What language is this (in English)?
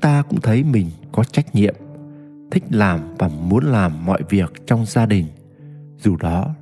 Vietnamese